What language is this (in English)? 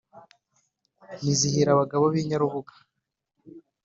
Kinyarwanda